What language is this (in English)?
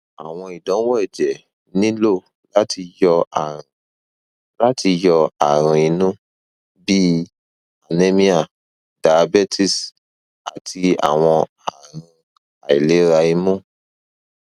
Yoruba